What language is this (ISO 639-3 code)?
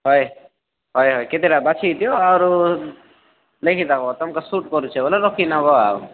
ori